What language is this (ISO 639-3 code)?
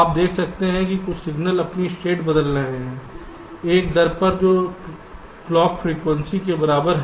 hin